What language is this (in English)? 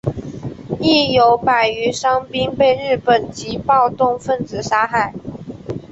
Chinese